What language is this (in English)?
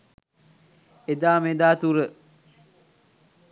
Sinhala